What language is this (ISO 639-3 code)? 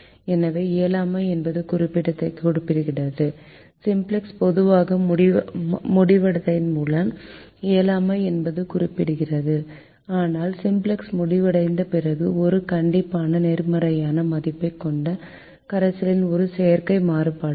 tam